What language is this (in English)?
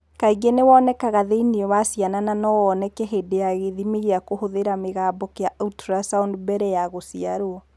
Kikuyu